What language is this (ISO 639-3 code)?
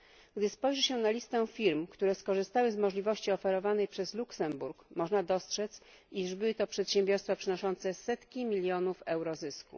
pol